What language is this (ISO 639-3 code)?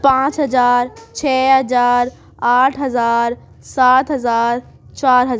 urd